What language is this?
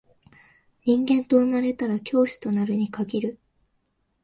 Japanese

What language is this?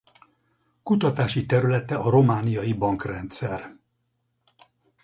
Hungarian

